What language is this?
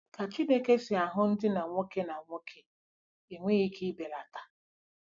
Igbo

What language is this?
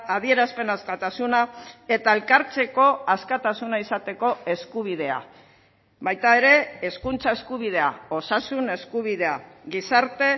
Basque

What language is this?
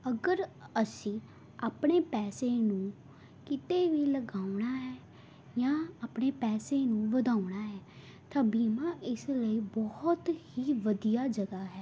Punjabi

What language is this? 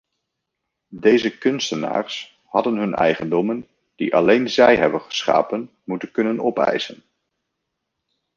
Dutch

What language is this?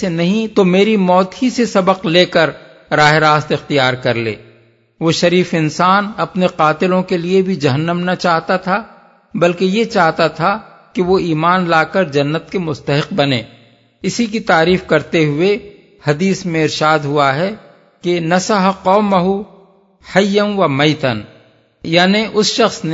Urdu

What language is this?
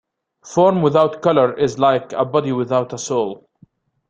English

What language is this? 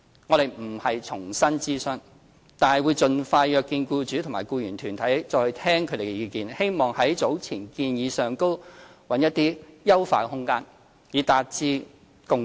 Cantonese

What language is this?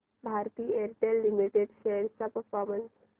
Marathi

